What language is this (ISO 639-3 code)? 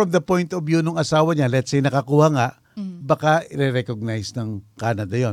fil